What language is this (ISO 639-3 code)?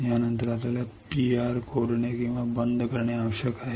mar